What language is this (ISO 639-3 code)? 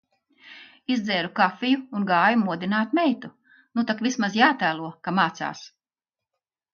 lav